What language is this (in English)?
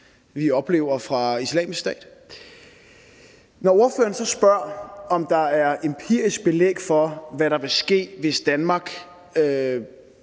Danish